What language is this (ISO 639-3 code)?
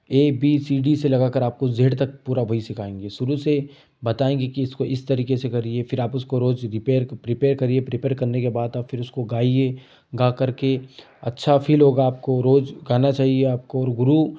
hin